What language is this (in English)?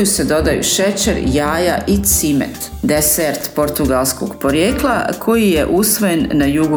Croatian